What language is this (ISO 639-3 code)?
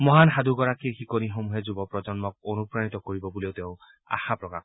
asm